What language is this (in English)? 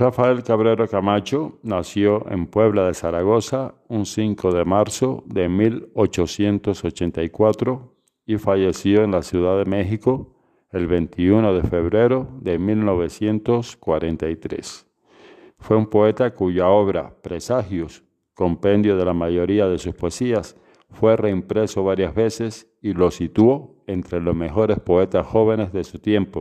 Spanish